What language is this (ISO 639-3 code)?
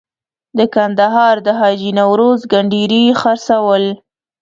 pus